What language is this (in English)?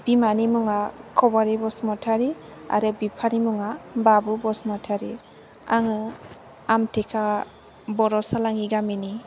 Bodo